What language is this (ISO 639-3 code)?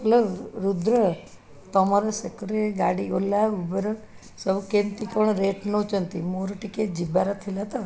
ori